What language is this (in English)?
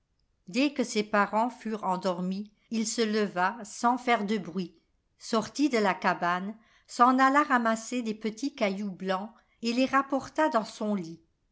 French